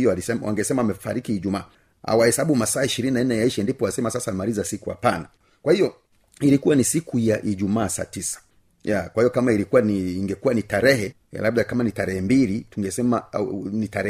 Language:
Swahili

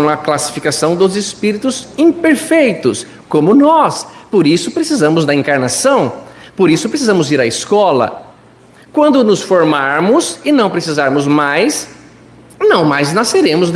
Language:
Portuguese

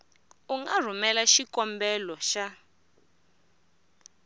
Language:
Tsonga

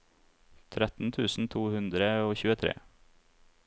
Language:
Norwegian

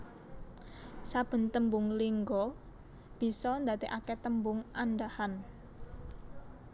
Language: Javanese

